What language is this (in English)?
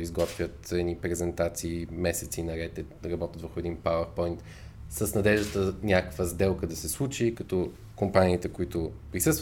Bulgarian